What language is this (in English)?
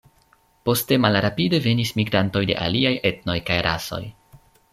Esperanto